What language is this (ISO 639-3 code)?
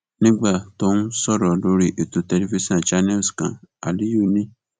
yor